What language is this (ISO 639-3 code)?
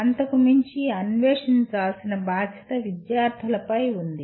tel